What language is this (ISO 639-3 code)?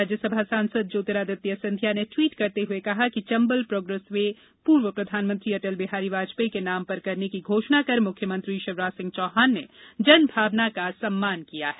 hin